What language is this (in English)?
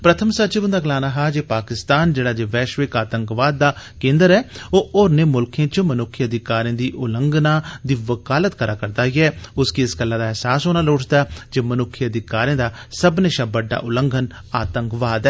Dogri